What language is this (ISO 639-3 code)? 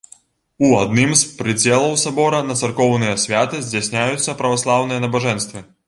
bel